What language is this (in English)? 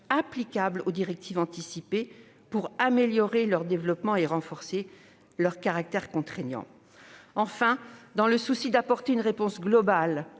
French